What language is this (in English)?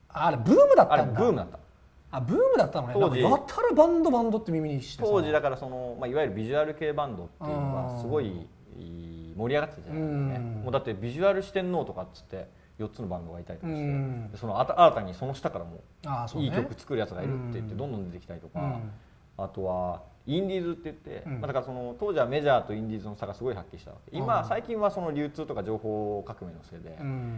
Japanese